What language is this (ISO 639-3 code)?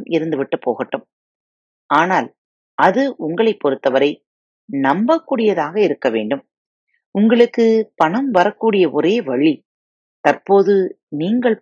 tam